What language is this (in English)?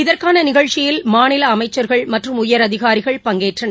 Tamil